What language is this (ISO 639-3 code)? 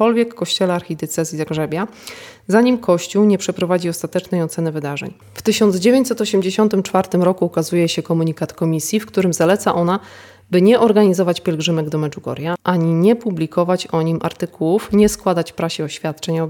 pol